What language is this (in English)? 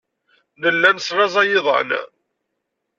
Kabyle